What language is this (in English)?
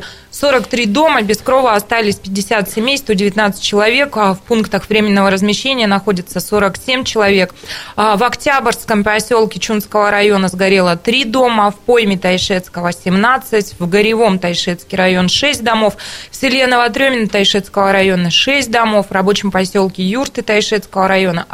Russian